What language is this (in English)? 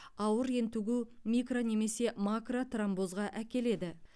Kazakh